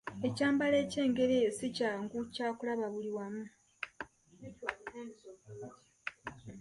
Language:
Ganda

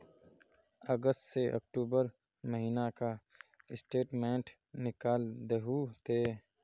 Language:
Magahi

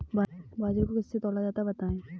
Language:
Hindi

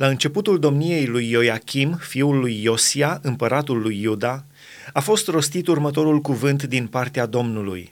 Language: Romanian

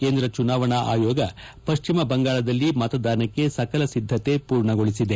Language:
Kannada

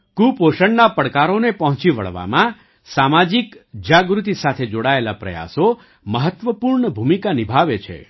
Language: Gujarati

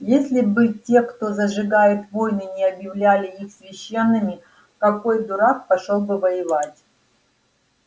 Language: Russian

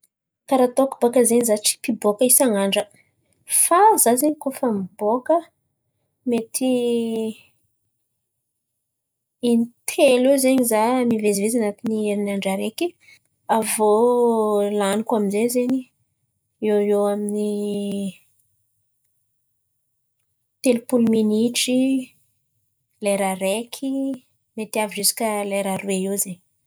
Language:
Antankarana Malagasy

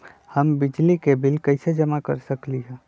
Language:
Magahi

